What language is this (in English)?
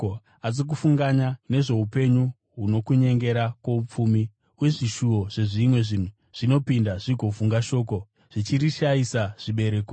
Shona